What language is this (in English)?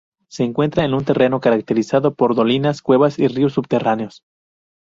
Spanish